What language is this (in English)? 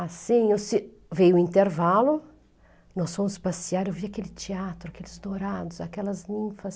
Portuguese